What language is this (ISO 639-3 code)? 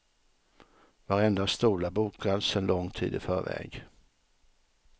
swe